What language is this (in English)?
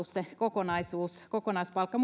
Finnish